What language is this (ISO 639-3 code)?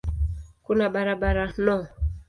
swa